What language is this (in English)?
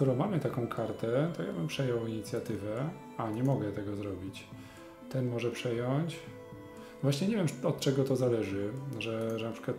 Polish